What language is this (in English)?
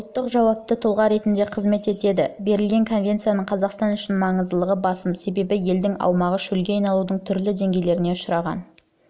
Kazakh